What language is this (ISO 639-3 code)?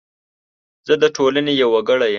pus